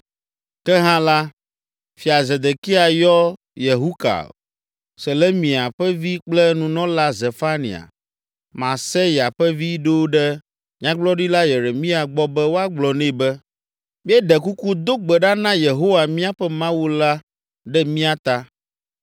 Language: Ewe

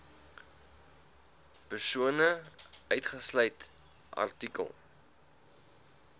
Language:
Afrikaans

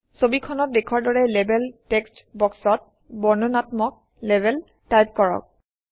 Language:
Assamese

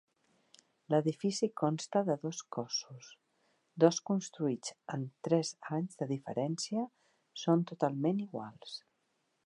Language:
Catalan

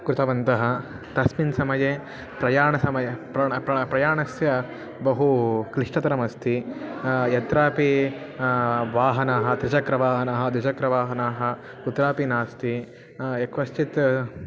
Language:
Sanskrit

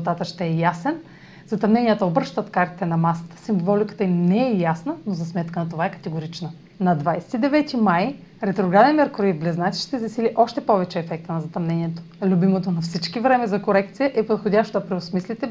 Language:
Bulgarian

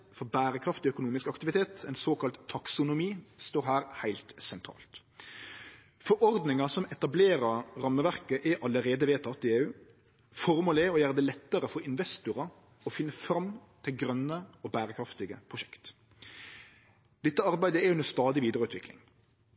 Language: Norwegian Nynorsk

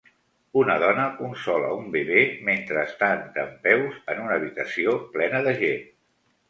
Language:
Catalan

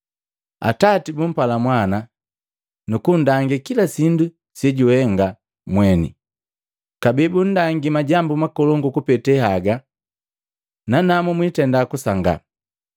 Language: Matengo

